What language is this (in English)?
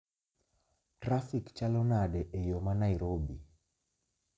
Luo (Kenya and Tanzania)